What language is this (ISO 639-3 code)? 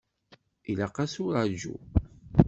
kab